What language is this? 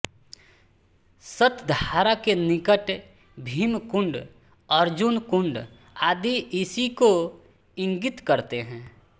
Hindi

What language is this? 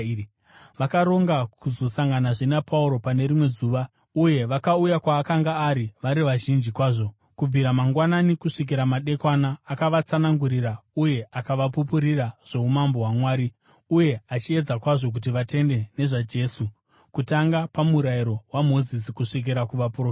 Shona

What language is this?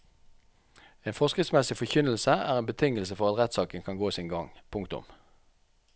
Norwegian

